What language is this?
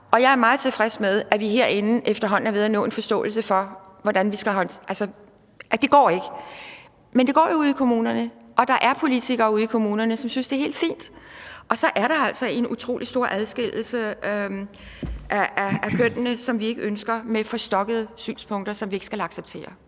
Danish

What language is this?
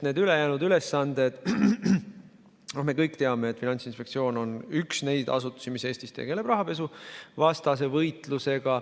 Estonian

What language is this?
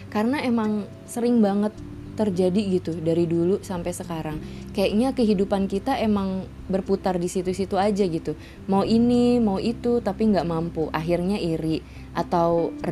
Indonesian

